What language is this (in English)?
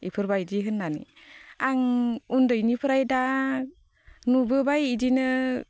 Bodo